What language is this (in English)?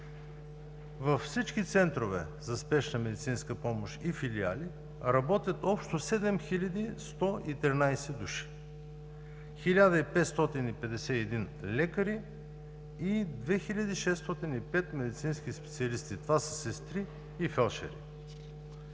Bulgarian